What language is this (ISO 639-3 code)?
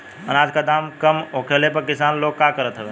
bho